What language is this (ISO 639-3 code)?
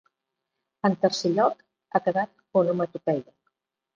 cat